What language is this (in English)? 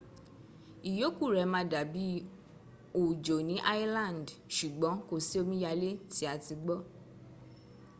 Yoruba